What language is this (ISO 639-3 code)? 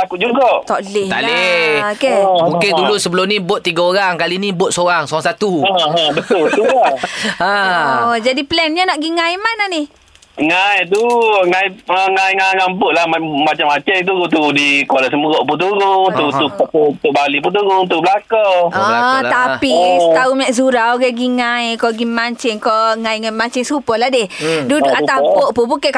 msa